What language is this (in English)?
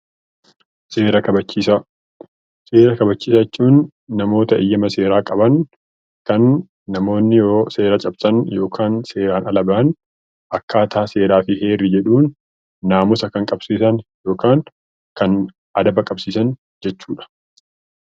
Oromo